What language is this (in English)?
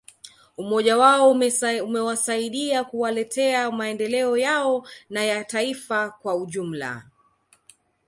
Swahili